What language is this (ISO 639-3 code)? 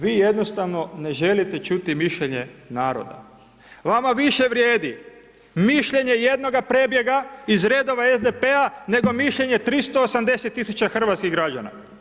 hrv